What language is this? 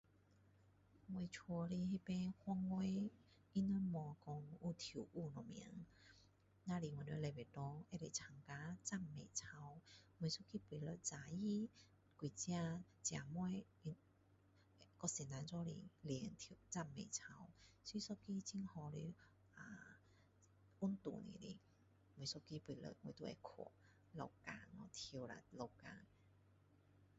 Min Dong Chinese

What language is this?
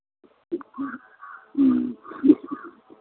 Maithili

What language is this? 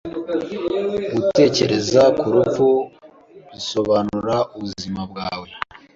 Kinyarwanda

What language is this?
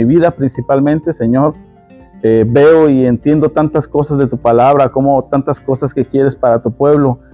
Spanish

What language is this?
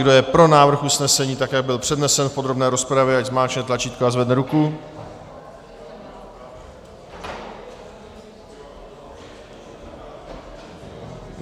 Czech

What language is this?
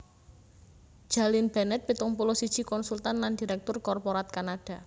Javanese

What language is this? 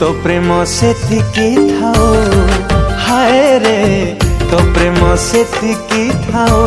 Odia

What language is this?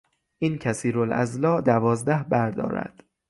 Persian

